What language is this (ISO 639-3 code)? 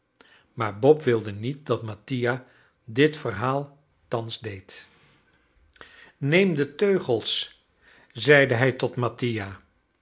nld